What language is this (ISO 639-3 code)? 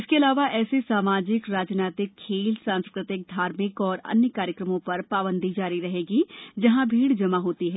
hin